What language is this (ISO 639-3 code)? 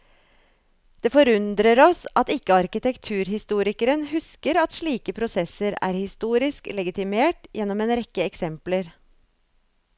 nor